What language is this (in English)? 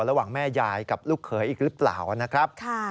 Thai